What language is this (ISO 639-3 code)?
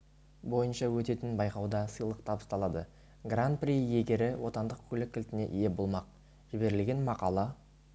kaz